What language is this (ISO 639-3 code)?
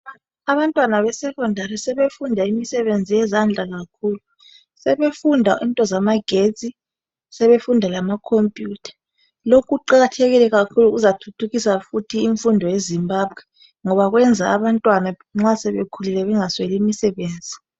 nde